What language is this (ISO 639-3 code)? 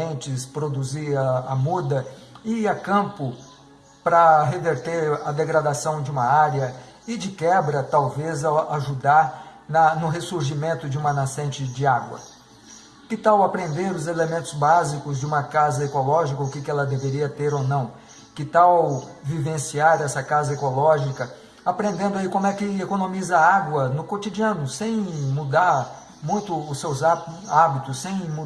por